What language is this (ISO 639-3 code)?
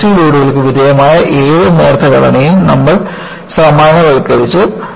mal